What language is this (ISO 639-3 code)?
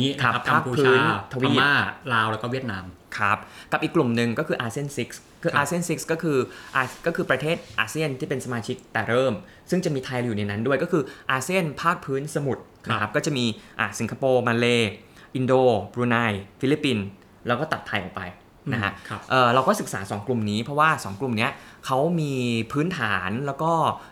tha